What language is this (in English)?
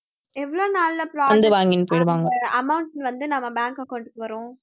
Tamil